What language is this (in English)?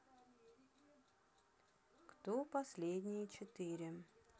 Russian